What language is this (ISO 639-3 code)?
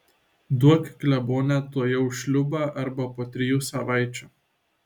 lit